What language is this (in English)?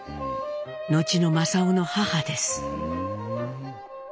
Japanese